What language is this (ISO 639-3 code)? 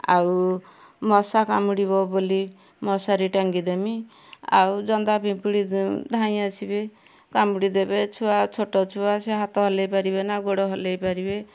ori